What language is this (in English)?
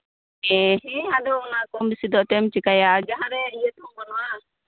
Santali